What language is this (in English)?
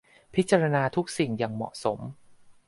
Thai